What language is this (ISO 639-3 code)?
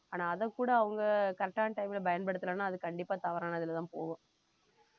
tam